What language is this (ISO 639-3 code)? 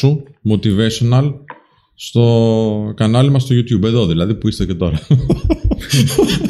ell